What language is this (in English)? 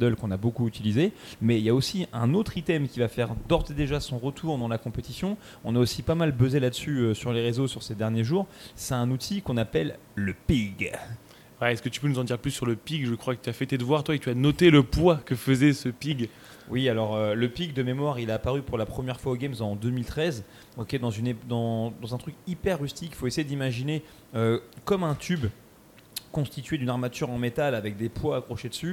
French